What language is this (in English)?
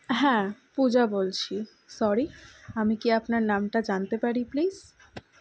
Bangla